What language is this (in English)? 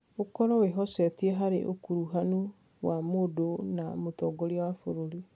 Kikuyu